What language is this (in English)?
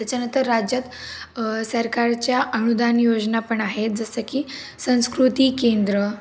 Marathi